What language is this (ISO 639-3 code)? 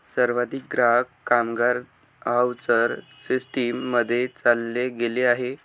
mar